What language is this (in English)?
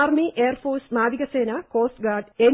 Malayalam